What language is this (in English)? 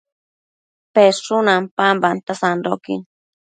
Matsés